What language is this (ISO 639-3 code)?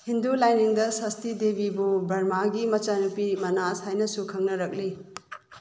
mni